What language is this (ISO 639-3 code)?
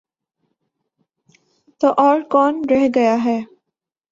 urd